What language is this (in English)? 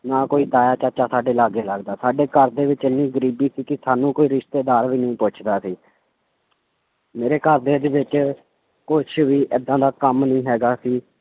Punjabi